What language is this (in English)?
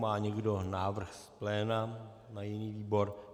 Czech